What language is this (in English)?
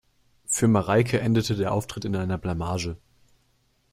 German